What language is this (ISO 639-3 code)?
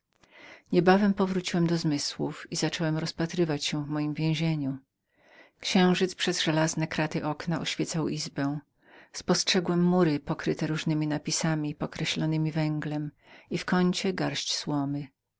pol